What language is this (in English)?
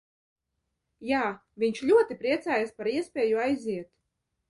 Latvian